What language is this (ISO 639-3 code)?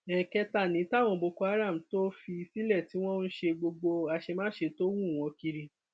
yor